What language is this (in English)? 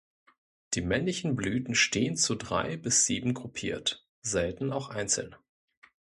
German